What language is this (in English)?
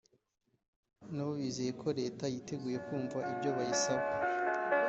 Kinyarwanda